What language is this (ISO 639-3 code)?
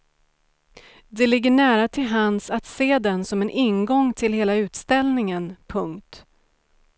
swe